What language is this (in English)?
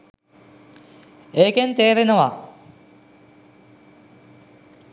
Sinhala